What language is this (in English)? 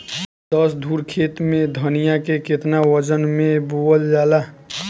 Bhojpuri